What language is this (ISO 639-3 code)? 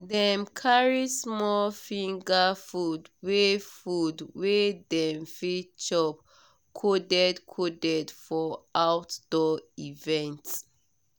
pcm